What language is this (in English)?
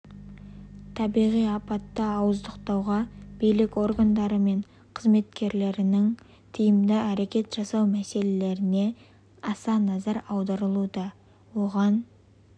Kazakh